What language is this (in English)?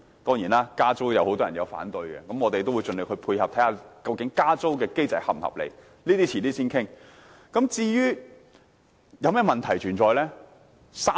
Cantonese